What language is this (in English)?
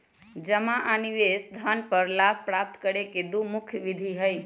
Magahi